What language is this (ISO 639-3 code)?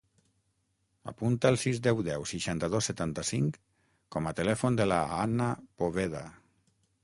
cat